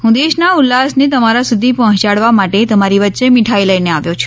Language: Gujarati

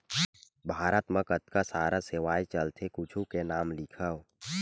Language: Chhattisgarhi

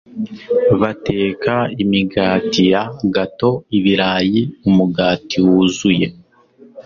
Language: Kinyarwanda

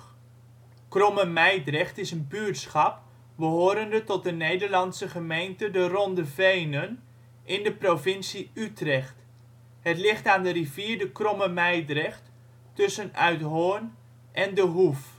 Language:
Dutch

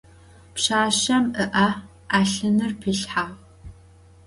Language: Adyghe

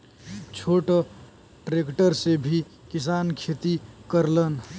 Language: Bhojpuri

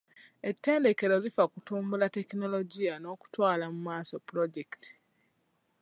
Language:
Ganda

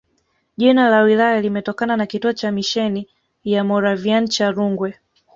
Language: Swahili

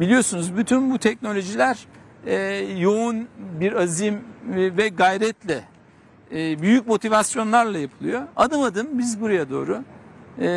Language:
Turkish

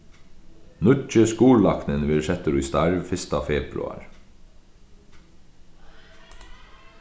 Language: Faroese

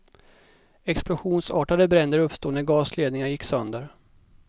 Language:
Swedish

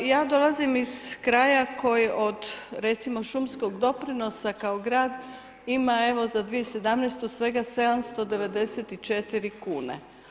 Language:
Croatian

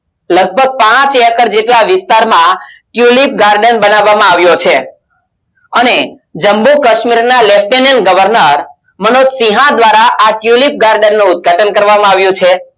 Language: Gujarati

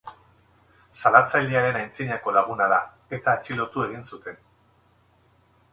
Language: Basque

